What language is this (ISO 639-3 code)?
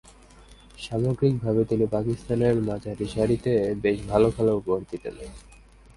ben